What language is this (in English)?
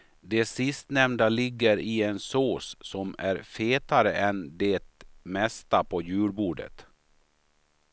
Swedish